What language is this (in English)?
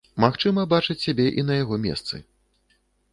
Belarusian